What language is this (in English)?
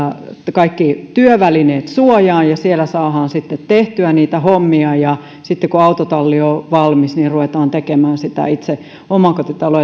Finnish